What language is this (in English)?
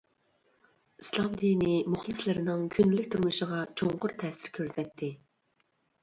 Uyghur